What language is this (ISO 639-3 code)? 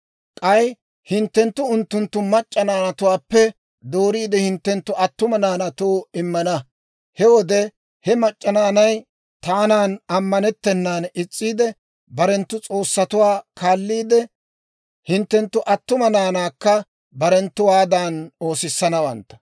dwr